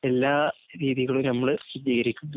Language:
Malayalam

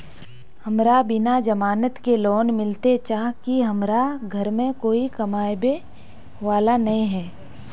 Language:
Magahi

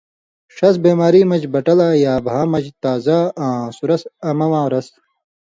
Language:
Indus Kohistani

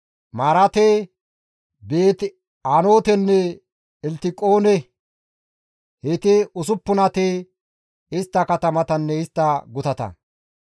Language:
Gamo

